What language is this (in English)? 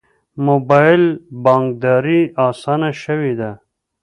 Pashto